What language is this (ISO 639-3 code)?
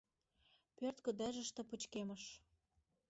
chm